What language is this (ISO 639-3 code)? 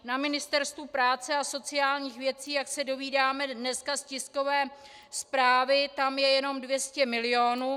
ces